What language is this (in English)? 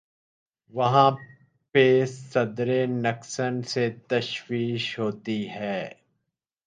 Urdu